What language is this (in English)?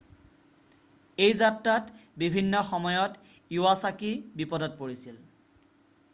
Assamese